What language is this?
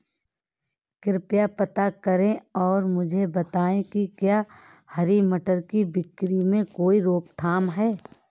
Hindi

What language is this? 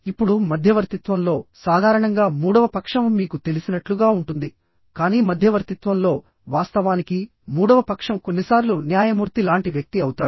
Telugu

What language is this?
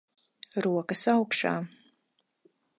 Latvian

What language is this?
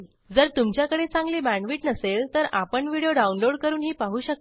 Marathi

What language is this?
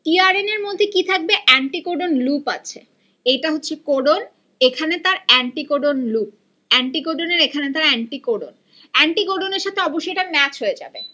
Bangla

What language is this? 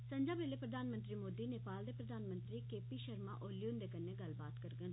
Dogri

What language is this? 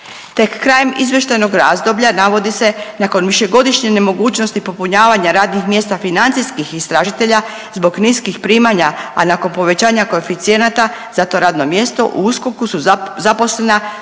Croatian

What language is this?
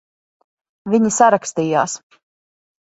Latvian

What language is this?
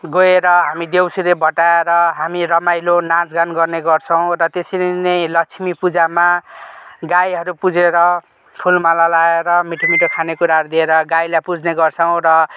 Nepali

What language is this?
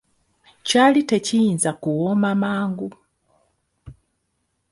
Ganda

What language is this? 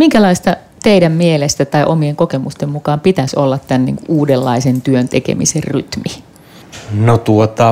Finnish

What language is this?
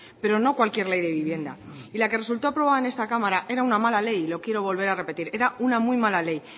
Spanish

